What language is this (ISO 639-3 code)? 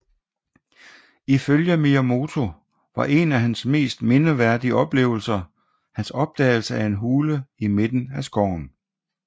dan